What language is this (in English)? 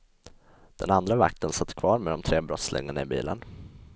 Swedish